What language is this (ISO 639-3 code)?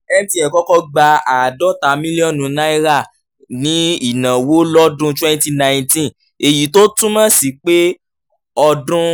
yor